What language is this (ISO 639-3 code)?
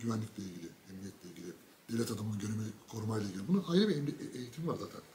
tur